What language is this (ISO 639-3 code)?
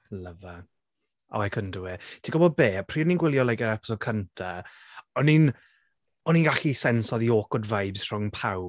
cym